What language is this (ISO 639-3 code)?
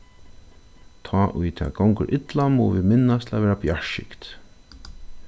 fao